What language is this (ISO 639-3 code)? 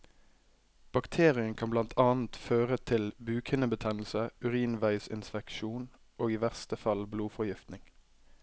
nor